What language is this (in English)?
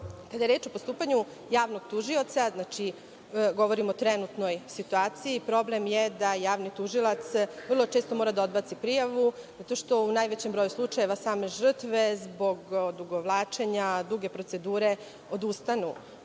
Serbian